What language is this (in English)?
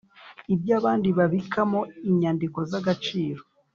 Kinyarwanda